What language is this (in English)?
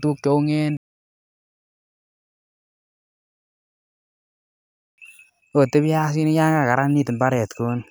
Kalenjin